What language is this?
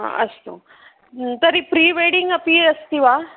Sanskrit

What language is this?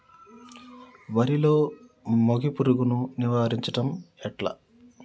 Telugu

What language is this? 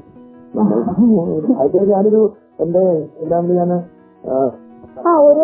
Malayalam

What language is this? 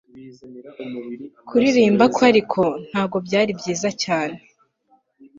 Kinyarwanda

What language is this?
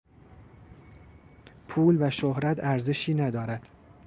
Persian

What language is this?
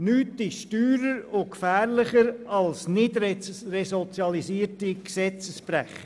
Swiss German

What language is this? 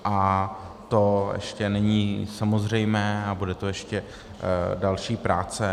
Czech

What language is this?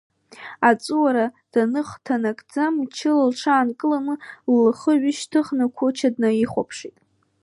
Abkhazian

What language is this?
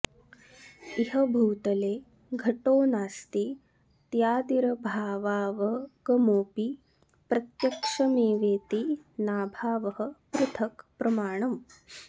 Sanskrit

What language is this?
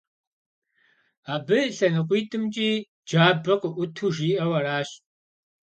Kabardian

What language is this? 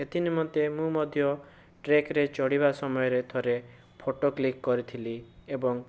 Odia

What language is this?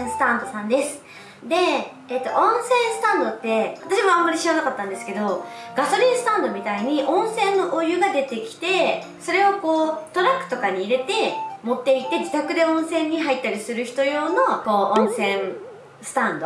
Japanese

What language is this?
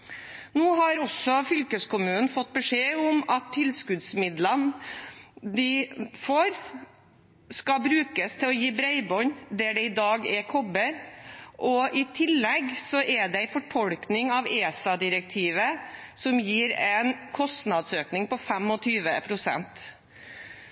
Norwegian Bokmål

